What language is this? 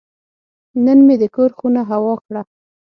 Pashto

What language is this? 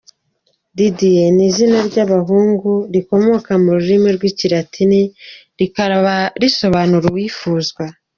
Kinyarwanda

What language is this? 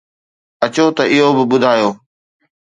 Sindhi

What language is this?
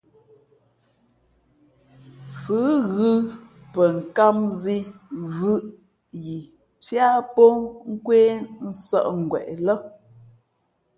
Fe'fe'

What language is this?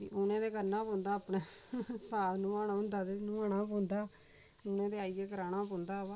Dogri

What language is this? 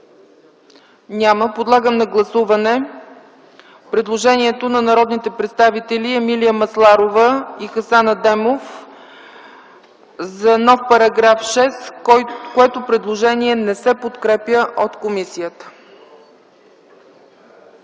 Bulgarian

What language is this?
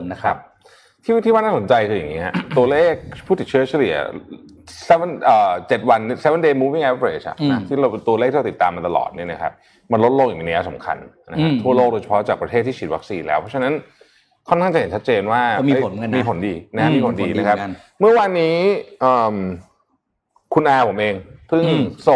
Thai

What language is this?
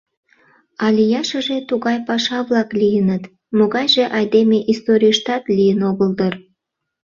Mari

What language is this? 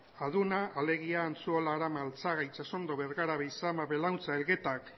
Basque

